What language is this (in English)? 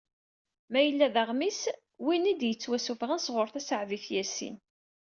Kabyle